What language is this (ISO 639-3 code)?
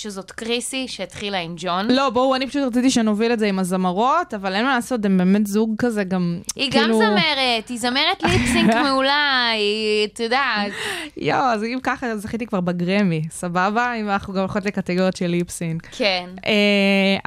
heb